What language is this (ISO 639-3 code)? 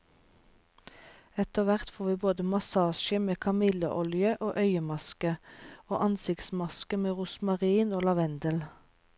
nor